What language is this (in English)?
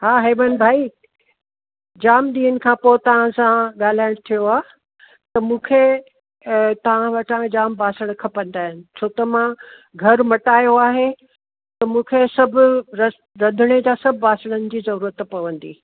Sindhi